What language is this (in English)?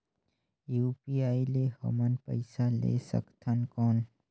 Chhattisgarhi